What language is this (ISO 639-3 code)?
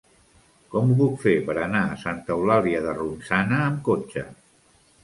cat